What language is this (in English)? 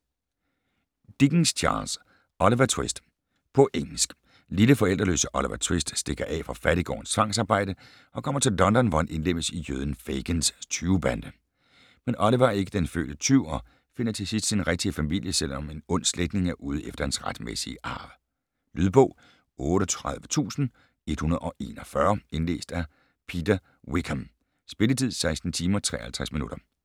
Danish